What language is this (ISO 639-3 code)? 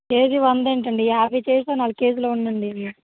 tel